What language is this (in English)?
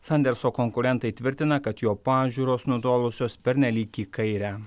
Lithuanian